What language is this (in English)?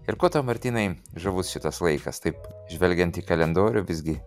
Lithuanian